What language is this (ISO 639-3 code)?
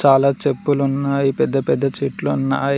tel